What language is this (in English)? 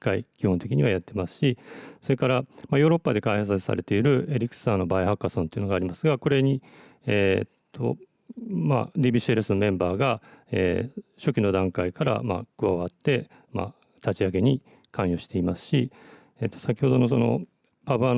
Japanese